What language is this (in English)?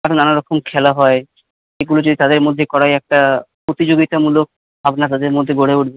Bangla